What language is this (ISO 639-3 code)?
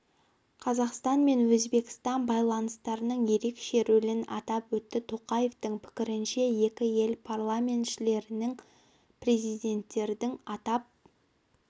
kaz